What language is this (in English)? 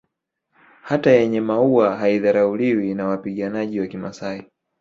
Swahili